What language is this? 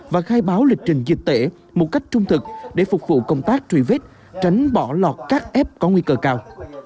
Vietnamese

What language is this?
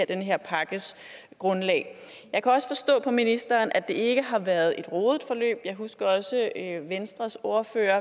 Danish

